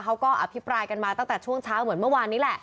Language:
Thai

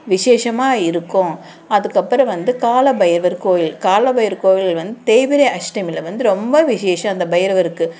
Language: Tamil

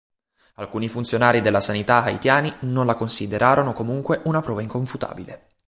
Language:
Italian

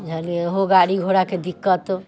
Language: Maithili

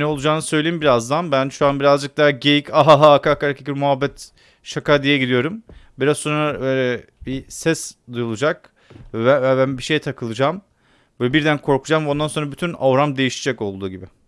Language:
Turkish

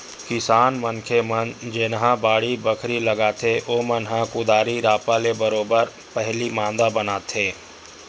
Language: Chhattisgarhi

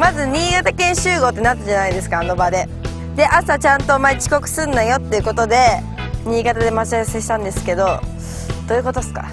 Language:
Japanese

